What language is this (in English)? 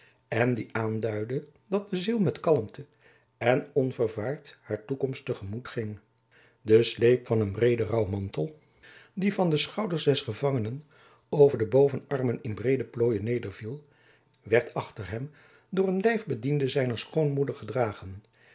Dutch